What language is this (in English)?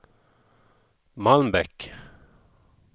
Swedish